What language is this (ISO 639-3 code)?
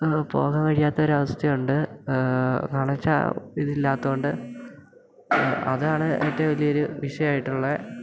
mal